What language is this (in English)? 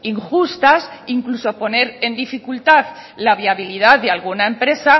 Spanish